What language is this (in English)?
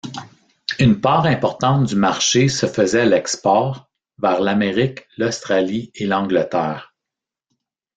French